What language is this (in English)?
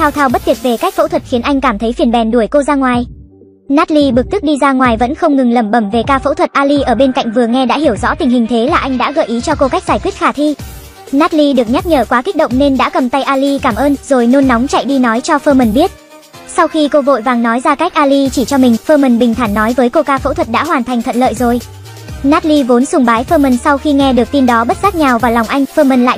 Vietnamese